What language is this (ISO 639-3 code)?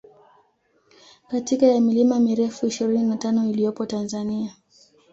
swa